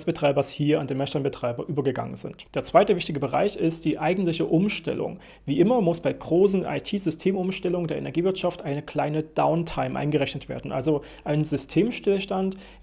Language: German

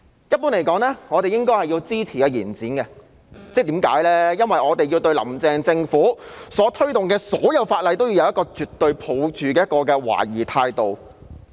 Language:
Cantonese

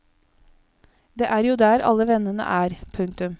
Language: Norwegian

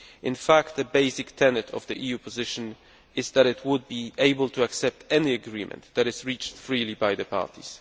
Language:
English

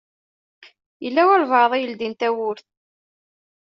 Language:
Kabyle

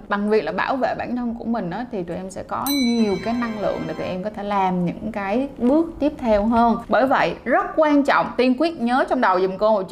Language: Vietnamese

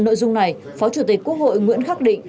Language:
Vietnamese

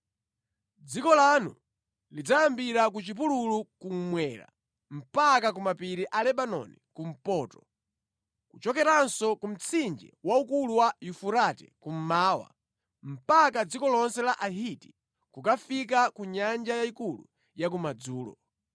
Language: Nyanja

